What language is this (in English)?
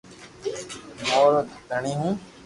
Loarki